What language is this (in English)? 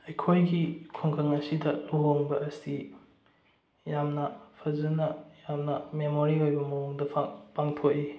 Manipuri